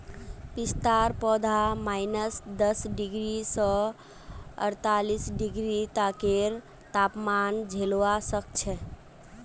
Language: Magahi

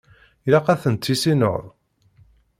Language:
Kabyle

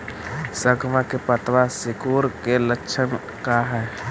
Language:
Magahi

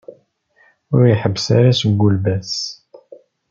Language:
Kabyle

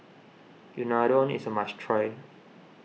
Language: English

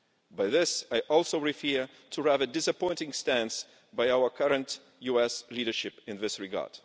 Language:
English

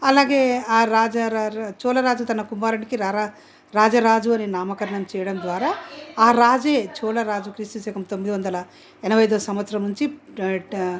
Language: Telugu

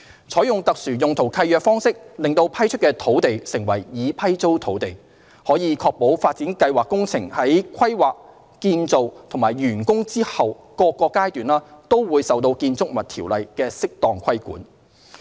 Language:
Cantonese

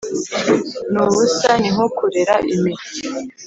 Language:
Kinyarwanda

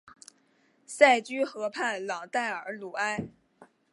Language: Chinese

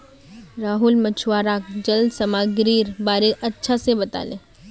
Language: Magahi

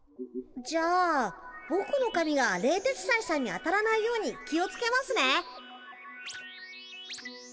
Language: Japanese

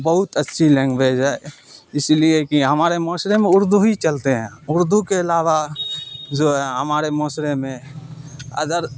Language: Urdu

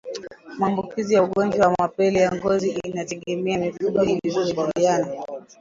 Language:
Swahili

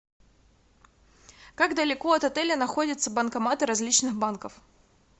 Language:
Russian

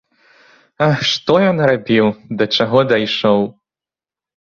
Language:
Belarusian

